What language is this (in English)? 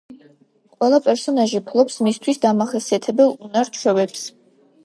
Georgian